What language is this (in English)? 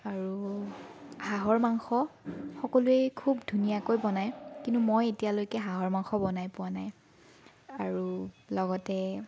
Assamese